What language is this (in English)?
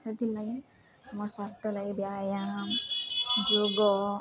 Odia